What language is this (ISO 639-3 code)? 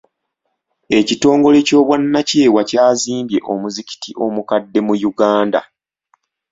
lug